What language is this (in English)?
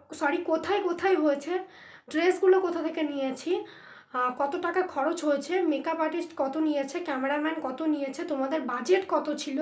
Hindi